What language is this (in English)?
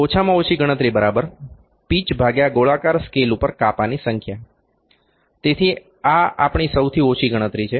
Gujarati